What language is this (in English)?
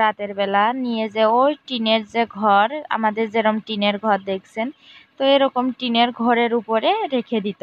Romanian